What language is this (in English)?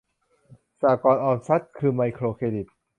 Thai